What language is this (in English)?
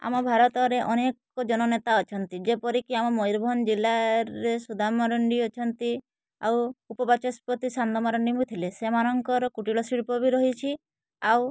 Odia